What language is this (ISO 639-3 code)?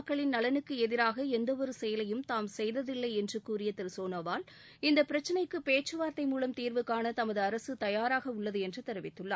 tam